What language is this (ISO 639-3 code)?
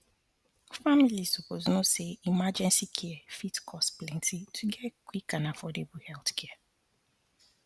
pcm